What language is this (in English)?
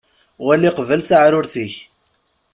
Kabyle